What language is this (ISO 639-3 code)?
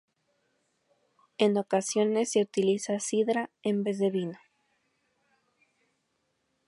spa